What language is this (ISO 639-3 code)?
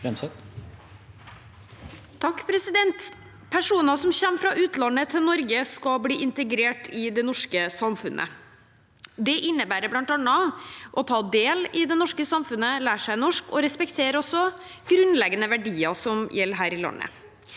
nor